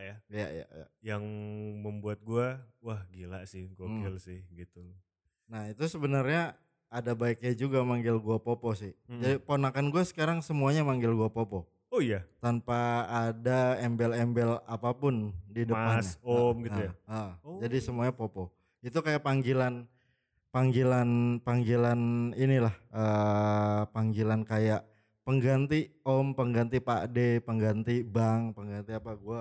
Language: Indonesian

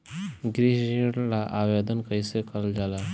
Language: Bhojpuri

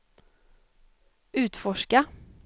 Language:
Swedish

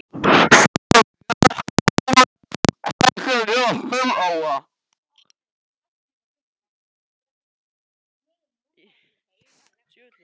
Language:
Icelandic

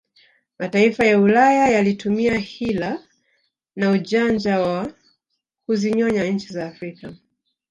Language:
Swahili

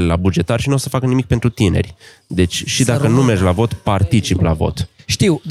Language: Romanian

